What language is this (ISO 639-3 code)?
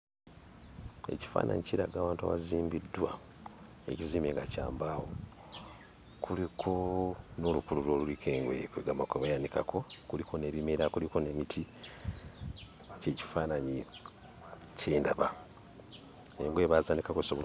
lug